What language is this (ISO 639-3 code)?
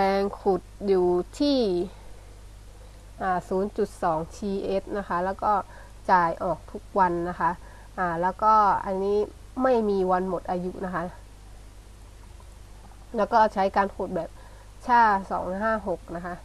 tha